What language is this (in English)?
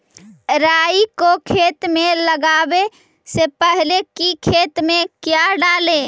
Magahi